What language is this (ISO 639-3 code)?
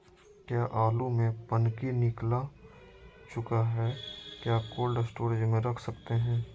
mag